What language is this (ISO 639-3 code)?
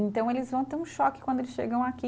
por